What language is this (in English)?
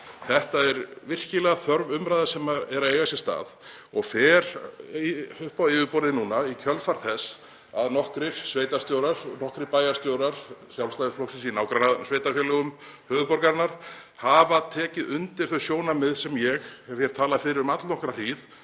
Icelandic